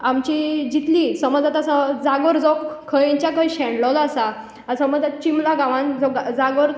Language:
Konkani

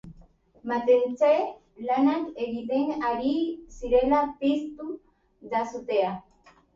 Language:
Basque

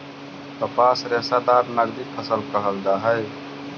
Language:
Magahi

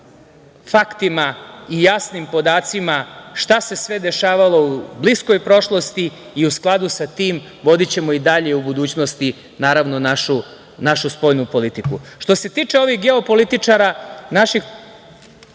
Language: Serbian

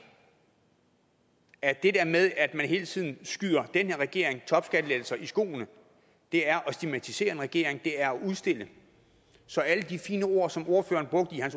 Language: Danish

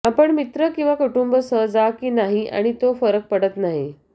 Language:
Marathi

